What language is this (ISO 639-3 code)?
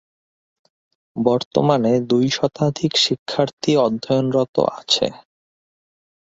ben